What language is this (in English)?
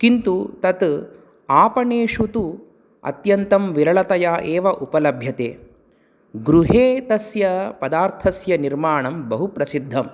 Sanskrit